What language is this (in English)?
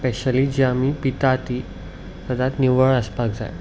Konkani